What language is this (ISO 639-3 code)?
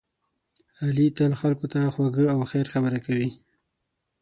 pus